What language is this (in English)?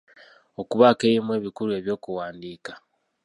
Ganda